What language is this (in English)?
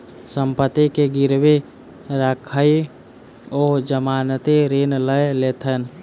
Maithili